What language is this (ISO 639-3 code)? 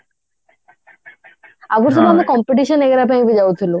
ori